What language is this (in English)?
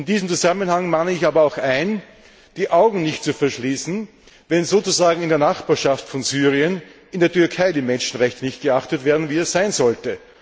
German